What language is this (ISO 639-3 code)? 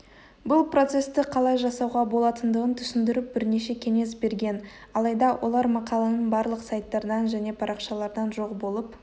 kaz